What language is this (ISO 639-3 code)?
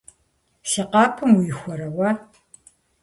kbd